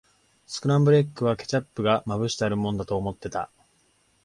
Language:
Japanese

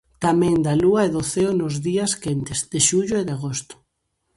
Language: Galician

